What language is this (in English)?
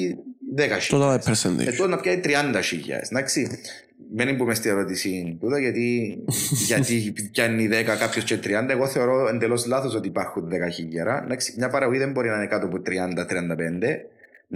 Greek